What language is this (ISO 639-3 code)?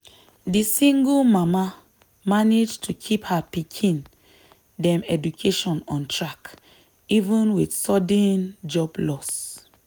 pcm